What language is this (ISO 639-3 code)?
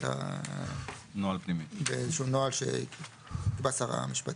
heb